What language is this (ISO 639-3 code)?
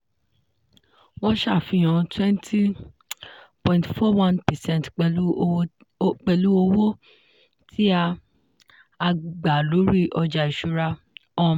yor